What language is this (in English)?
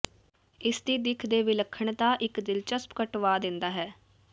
Punjabi